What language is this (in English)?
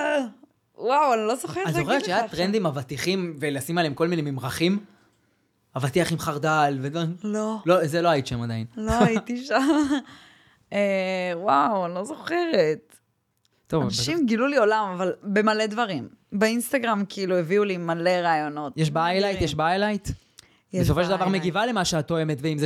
Hebrew